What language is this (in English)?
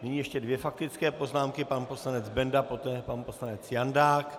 Czech